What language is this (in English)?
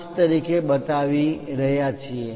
Gujarati